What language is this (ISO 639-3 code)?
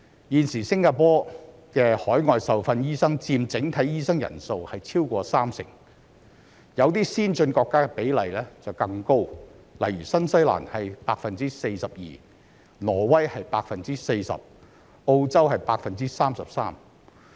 yue